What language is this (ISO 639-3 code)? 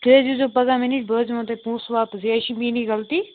kas